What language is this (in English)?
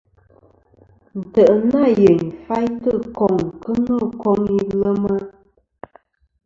Kom